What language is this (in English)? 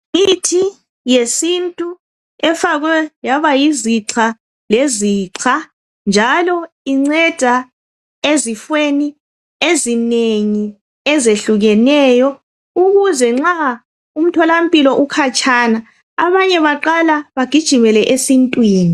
North Ndebele